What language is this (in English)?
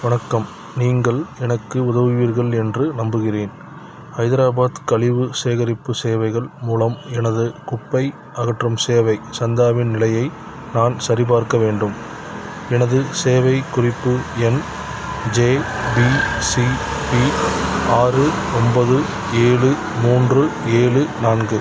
Tamil